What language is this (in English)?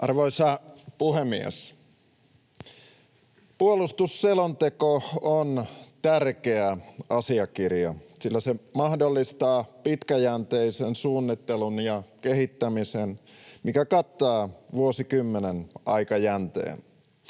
Finnish